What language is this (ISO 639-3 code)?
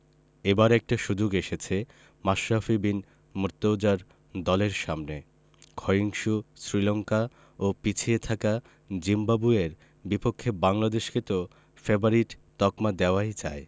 ben